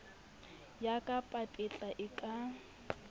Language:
Southern Sotho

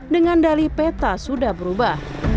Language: Indonesian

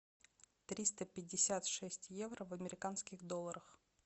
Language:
Russian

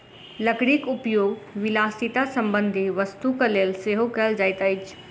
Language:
Maithili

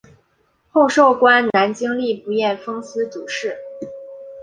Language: Chinese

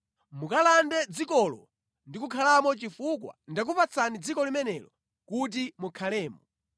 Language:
Nyanja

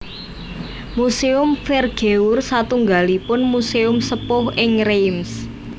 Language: Javanese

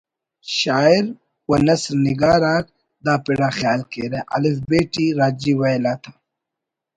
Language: Brahui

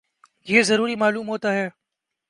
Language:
Urdu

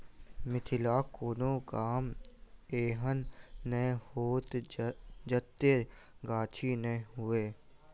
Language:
Maithili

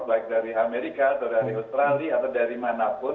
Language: Indonesian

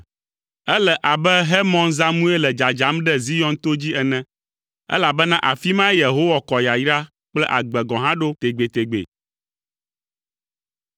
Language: Ewe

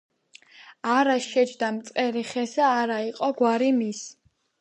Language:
Georgian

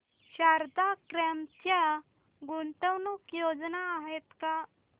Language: Marathi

